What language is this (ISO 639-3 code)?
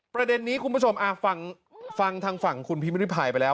tha